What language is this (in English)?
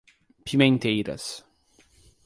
Portuguese